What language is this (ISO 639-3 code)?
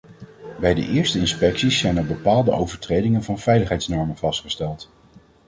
nld